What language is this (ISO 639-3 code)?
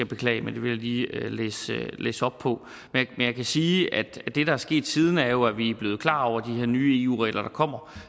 dan